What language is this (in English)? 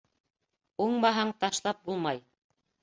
Bashkir